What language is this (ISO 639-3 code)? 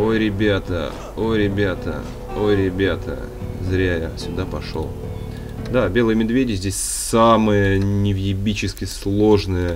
rus